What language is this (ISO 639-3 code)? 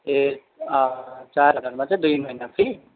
nep